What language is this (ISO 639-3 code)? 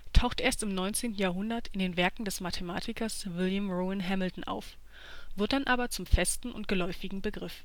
deu